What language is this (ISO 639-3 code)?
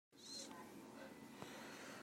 cnh